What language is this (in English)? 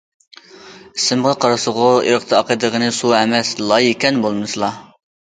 Uyghur